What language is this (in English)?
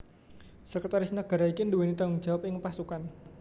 Javanese